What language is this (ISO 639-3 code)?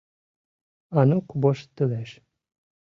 chm